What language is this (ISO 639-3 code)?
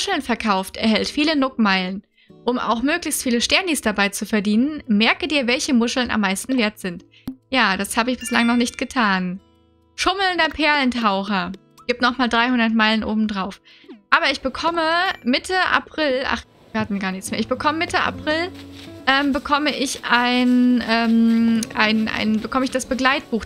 deu